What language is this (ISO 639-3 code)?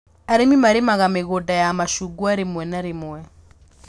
kik